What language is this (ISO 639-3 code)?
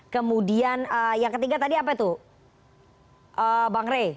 ind